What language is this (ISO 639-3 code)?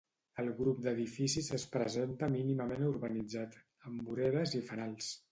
cat